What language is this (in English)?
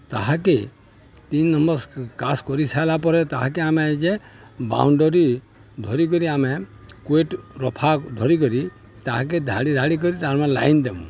Odia